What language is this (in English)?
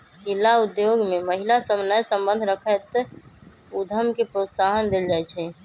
Magahi